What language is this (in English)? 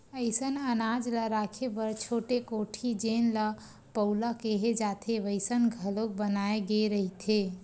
Chhattisgarhi